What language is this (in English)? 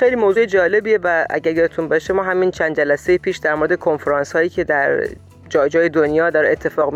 Persian